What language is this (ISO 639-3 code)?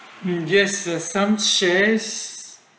eng